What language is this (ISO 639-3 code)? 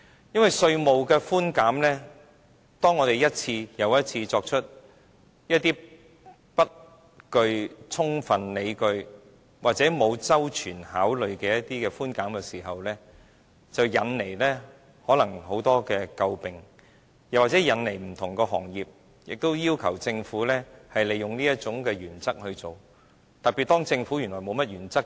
yue